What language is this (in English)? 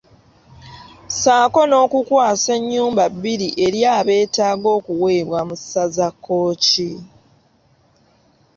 Ganda